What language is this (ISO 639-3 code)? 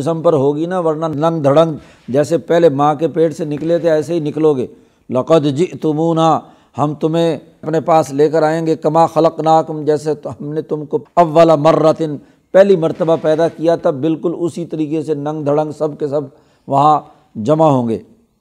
urd